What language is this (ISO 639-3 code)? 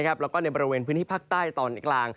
tha